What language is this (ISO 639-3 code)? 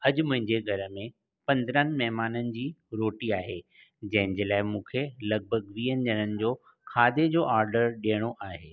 snd